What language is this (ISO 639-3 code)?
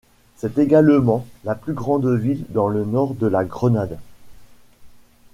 fra